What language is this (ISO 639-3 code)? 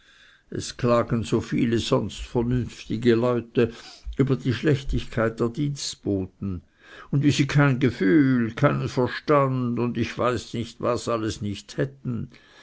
deu